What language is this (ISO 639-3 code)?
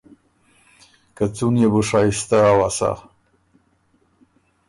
oru